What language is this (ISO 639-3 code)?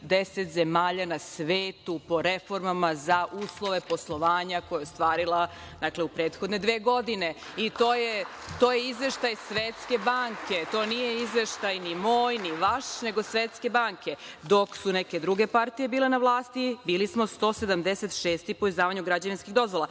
srp